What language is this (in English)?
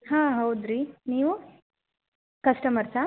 Kannada